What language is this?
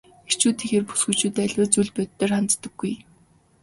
Mongolian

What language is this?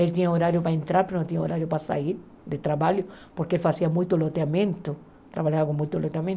Portuguese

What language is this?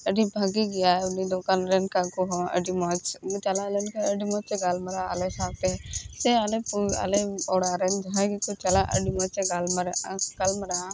Santali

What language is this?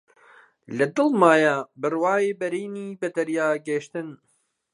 Central Kurdish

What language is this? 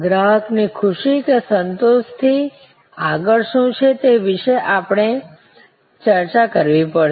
Gujarati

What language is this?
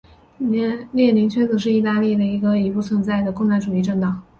Chinese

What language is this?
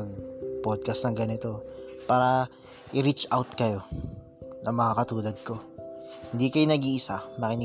Filipino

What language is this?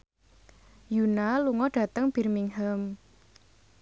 Javanese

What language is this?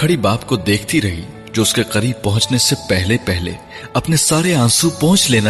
Urdu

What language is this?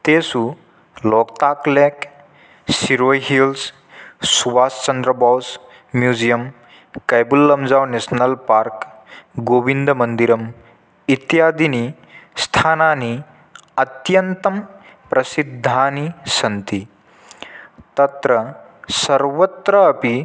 Sanskrit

